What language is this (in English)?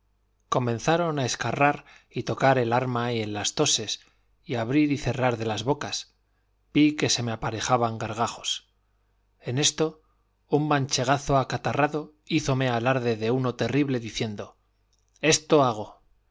Spanish